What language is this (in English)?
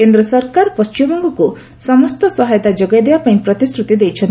Odia